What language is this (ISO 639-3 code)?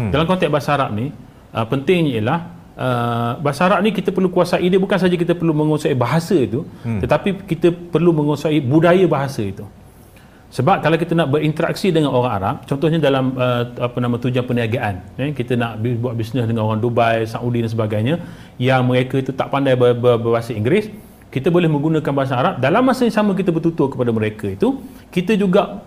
msa